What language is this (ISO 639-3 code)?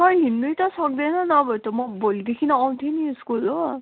nep